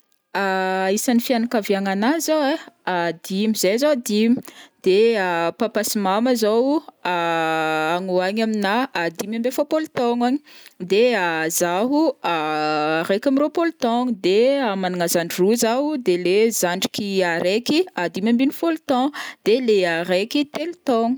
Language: Northern Betsimisaraka Malagasy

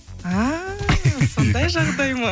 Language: Kazakh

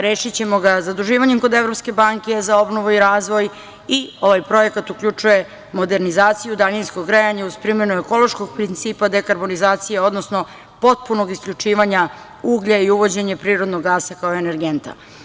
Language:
Serbian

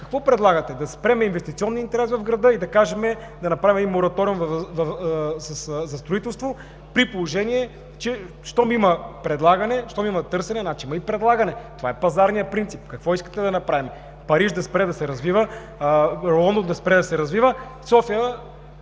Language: Bulgarian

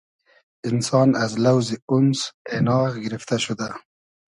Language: Hazaragi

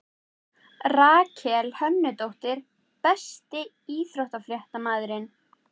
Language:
Icelandic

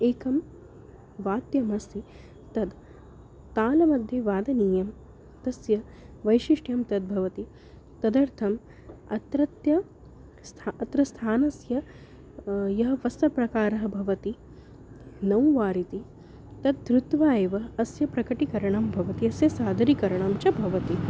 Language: Sanskrit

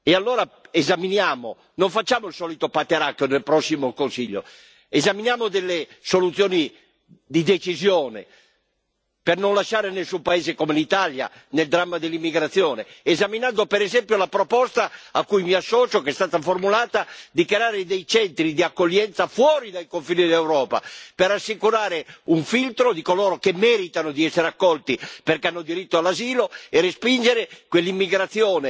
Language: Italian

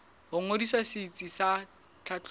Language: Southern Sotho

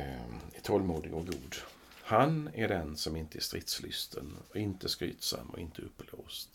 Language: Swedish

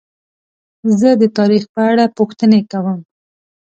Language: Pashto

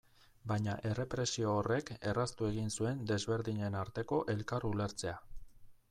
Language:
Basque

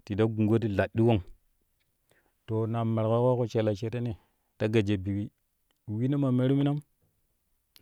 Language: Kushi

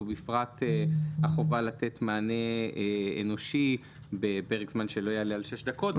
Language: Hebrew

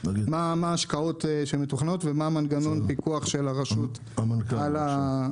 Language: Hebrew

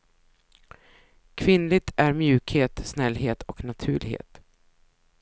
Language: Swedish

